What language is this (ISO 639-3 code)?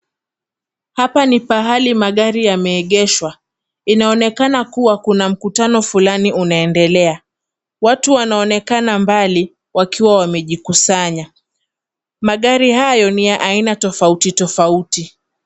swa